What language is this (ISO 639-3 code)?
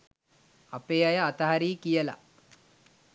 sin